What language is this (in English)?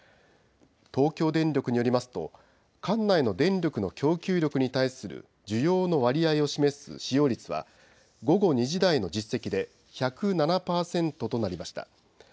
Japanese